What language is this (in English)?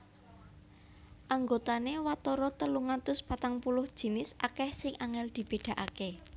Javanese